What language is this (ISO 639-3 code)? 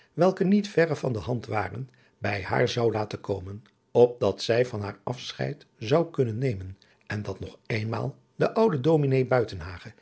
nld